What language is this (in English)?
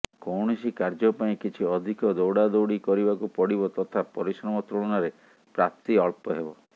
Odia